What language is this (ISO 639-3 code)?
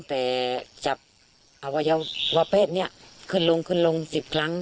tha